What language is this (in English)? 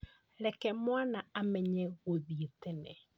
Kikuyu